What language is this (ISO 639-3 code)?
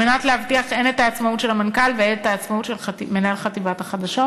heb